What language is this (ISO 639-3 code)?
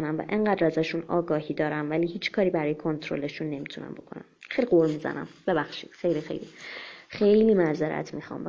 fas